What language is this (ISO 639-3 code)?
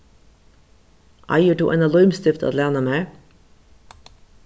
fao